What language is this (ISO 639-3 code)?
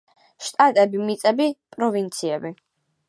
kat